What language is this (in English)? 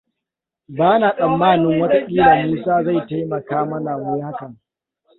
Hausa